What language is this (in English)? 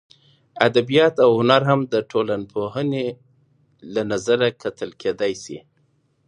Pashto